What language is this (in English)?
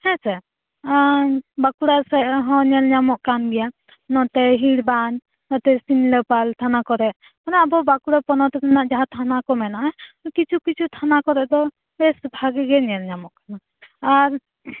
Santali